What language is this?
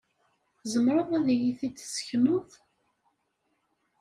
Kabyle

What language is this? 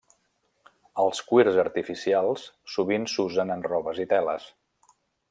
Catalan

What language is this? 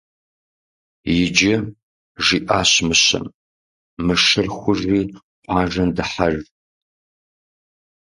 Kabardian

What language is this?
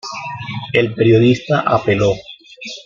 Spanish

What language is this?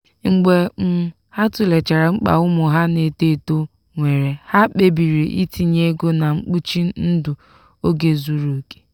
Igbo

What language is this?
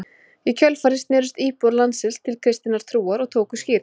Icelandic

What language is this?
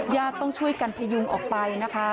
Thai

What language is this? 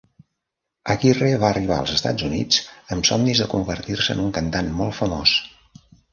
Catalan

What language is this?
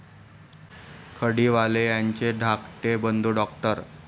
Marathi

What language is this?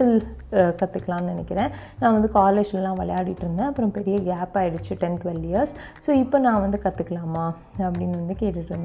Tamil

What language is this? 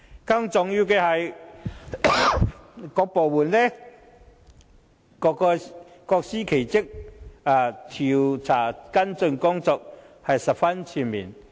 Cantonese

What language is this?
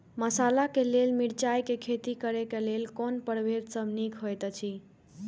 Maithili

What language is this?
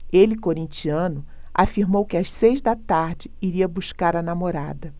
Portuguese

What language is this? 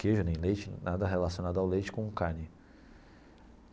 Portuguese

